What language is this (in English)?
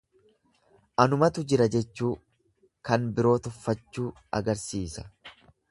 Oromo